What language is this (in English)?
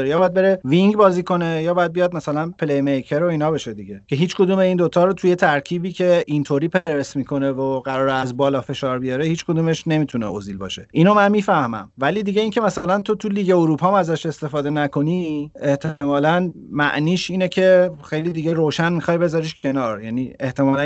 Persian